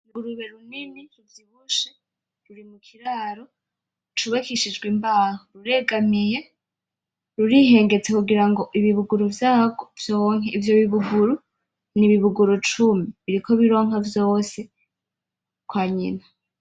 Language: Rundi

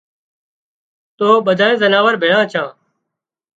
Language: Wadiyara Koli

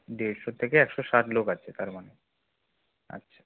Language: Bangla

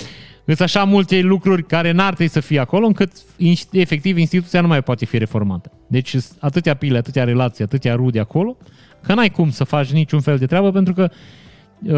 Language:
Romanian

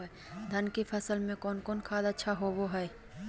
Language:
Magahi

